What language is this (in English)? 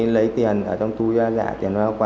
Vietnamese